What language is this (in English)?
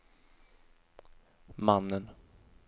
Swedish